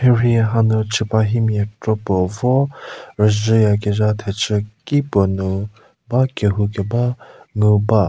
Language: Angami Naga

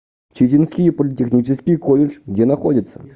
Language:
Russian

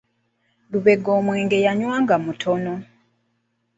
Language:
Ganda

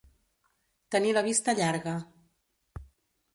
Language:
Catalan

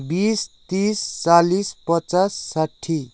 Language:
Nepali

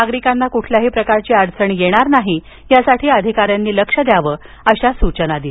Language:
Marathi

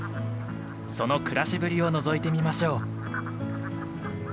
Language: Japanese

